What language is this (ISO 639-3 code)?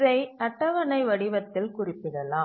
tam